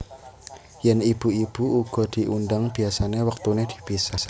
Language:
Javanese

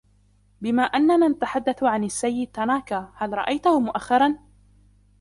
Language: Arabic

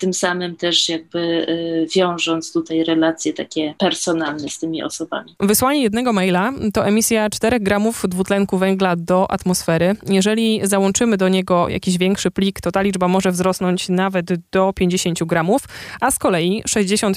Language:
Polish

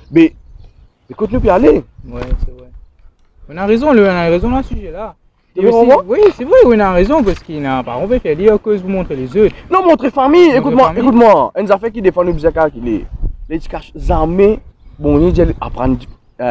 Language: French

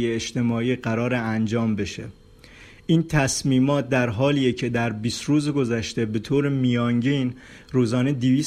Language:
Persian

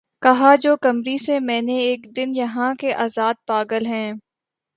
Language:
Urdu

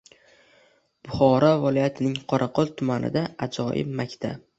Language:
Uzbek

